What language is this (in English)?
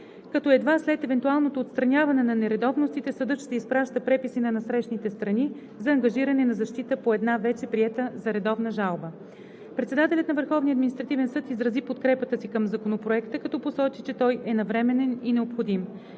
Bulgarian